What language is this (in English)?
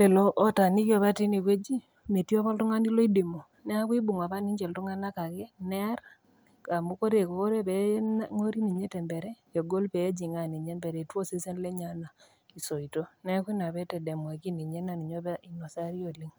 Masai